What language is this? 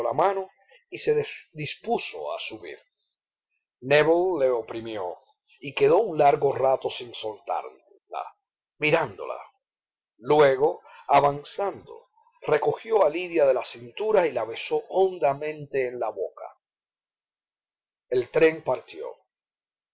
Spanish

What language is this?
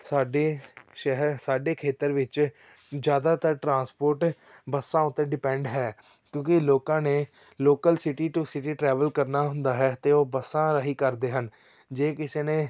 Punjabi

